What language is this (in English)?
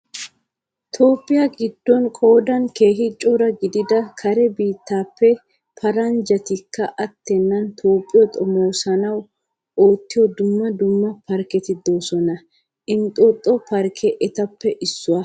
Wolaytta